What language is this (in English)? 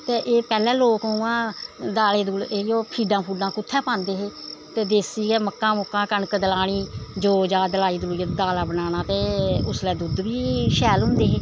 Dogri